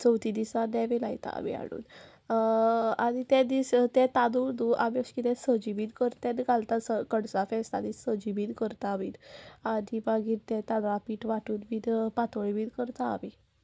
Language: Konkani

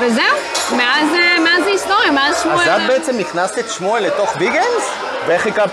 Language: Hebrew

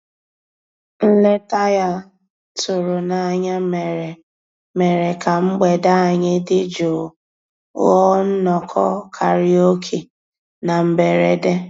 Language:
Igbo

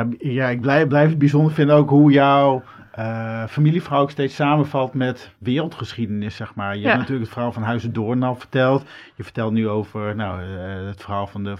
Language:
Dutch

